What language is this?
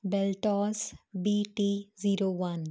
Punjabi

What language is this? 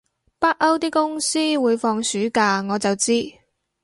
Cantonese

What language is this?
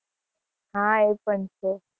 Gujarati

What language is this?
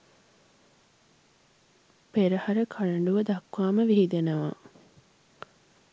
Sinhala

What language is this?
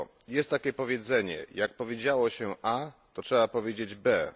Polish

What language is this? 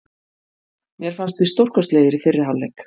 Icelandic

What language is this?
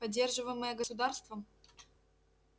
Russian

